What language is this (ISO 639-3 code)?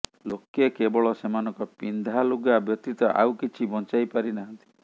ori